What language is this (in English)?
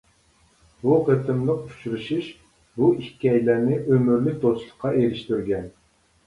Uyghur